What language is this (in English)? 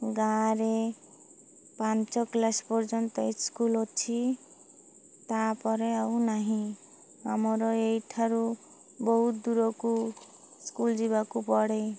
Odia